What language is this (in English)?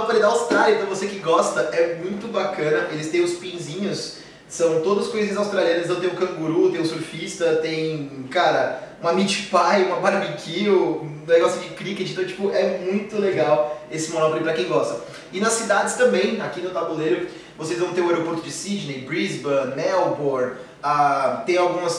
Portuguese